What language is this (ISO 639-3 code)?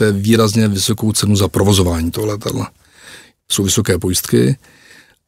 ces